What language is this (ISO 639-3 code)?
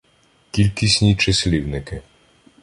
ukr